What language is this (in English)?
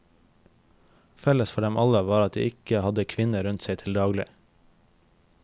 Norwegian